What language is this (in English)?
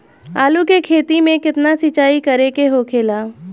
Bhojpuri